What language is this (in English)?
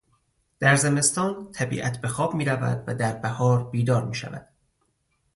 Persian